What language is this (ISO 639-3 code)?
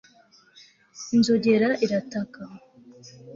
kin